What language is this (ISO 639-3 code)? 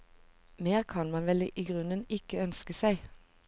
nor